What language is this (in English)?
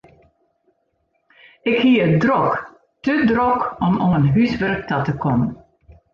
Western Frisian